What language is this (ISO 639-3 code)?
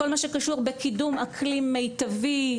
heb